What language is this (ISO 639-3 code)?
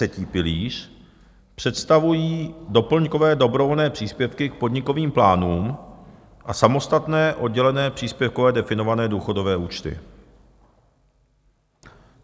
ces